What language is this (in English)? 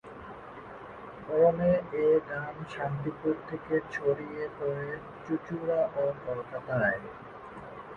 Bangla